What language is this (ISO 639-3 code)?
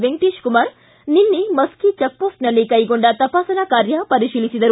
kan